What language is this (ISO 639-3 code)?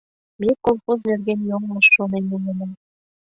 chm